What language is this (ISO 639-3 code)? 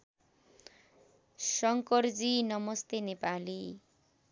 nep